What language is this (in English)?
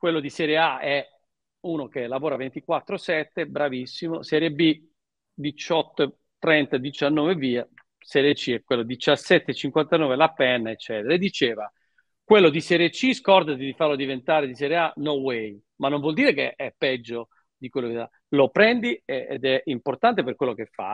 Italian